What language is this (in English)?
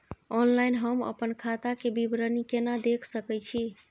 Maithili